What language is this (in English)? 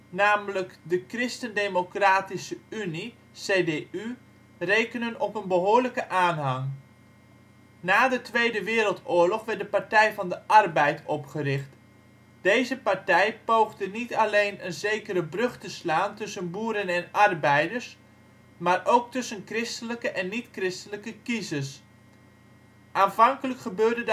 Dutch